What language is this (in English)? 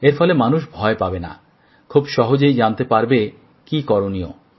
Bangla